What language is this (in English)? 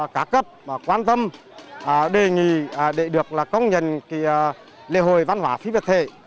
Vietnamese